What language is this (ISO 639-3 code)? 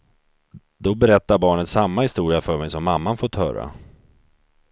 swe